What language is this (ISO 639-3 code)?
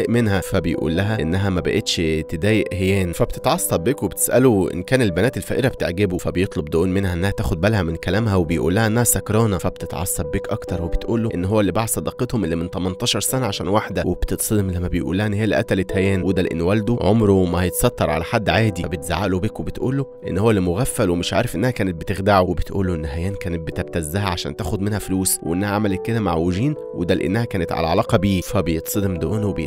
ara